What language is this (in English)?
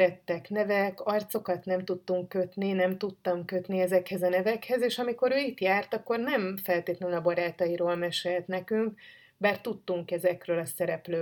Hungarian